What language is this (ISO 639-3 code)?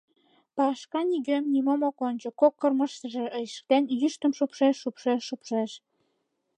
chm